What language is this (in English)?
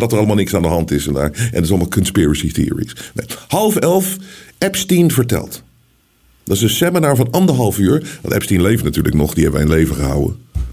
Dutch